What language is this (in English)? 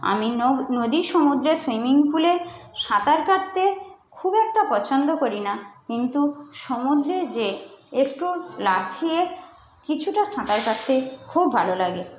Bangla